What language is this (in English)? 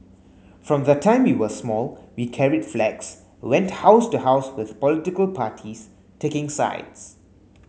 English